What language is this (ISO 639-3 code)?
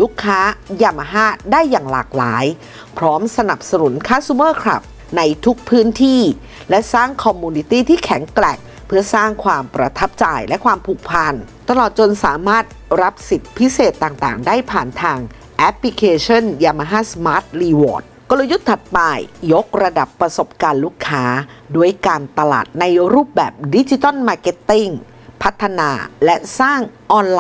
tha